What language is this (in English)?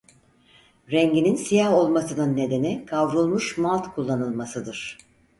Turkish